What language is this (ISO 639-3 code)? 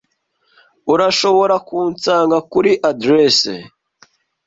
kin